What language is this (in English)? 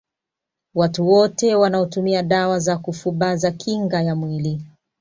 Swahili